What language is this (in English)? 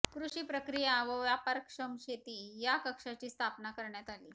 Marathi